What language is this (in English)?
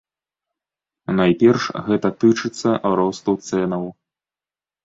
Belarusian